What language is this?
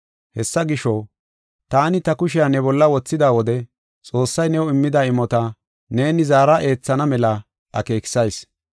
Gofa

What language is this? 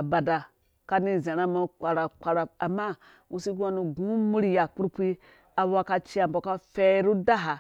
Dũya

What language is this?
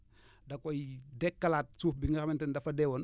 Wolof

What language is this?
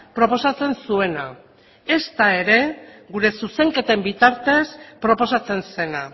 Basque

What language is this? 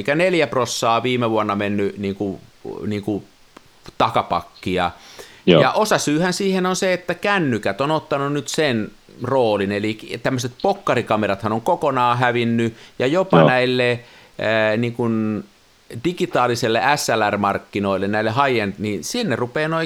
Finnish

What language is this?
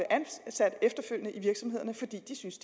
Danish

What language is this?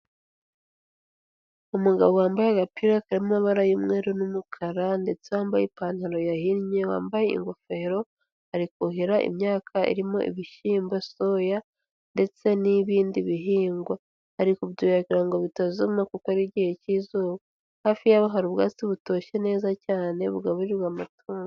Kinyarwanda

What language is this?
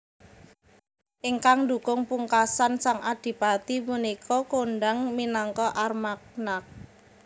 Javanese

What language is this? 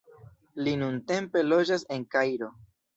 Esperanto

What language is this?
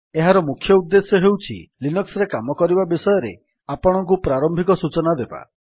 Odia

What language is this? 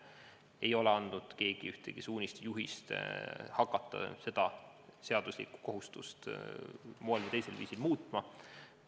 Estonian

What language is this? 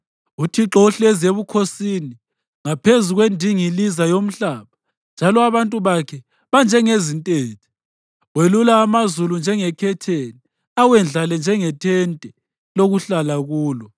North Ndebele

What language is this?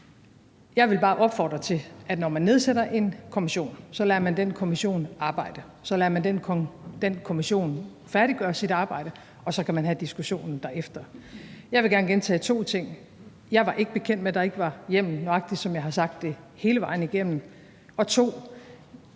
Danish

